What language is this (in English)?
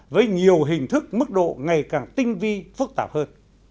Vietnamese